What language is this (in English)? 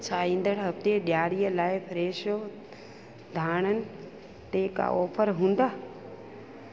Sindhi